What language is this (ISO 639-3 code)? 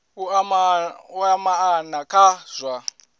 ven